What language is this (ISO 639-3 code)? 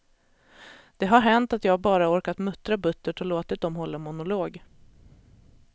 swe